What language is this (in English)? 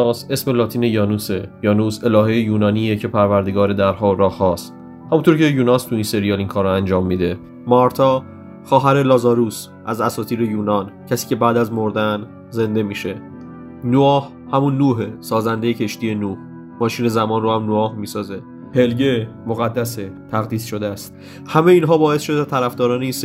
Persian